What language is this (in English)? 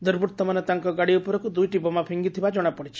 Odia